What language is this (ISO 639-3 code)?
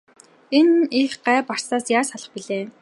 mon